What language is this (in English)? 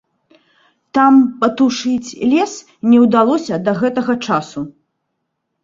Belarusian